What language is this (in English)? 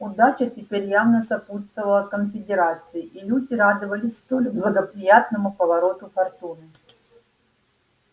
Russian